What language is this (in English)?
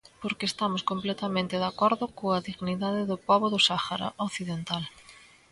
Galician